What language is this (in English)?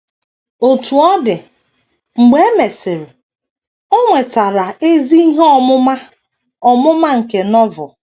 Igbo